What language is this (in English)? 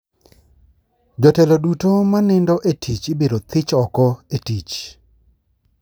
Luo (Kenya and Tanzania)